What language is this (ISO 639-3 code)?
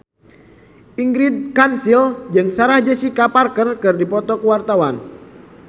sun